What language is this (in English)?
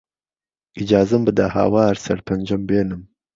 Central Kurdish